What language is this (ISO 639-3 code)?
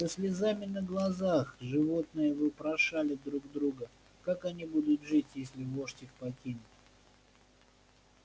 rus